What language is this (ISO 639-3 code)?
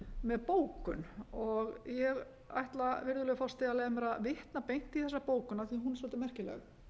isl